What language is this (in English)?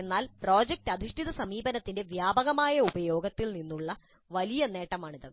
Malayalam